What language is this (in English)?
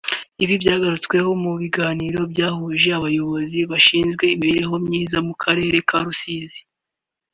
Kinyarwanda